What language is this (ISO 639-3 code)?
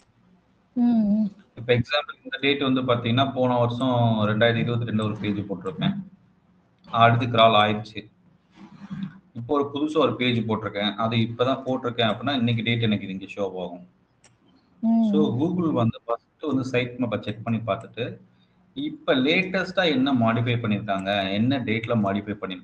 tam